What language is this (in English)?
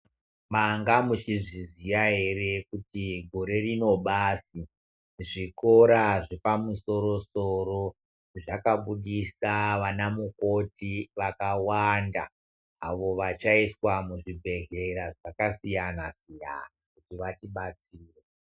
Ndau